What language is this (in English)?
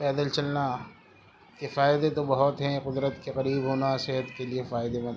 Urdu